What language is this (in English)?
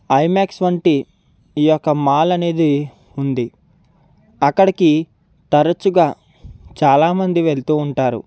Telugu